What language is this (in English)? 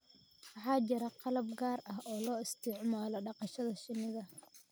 Somali